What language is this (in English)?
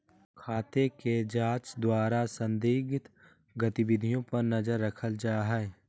Magahi